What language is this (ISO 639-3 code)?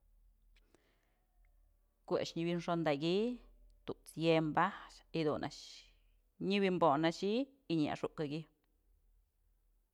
mzl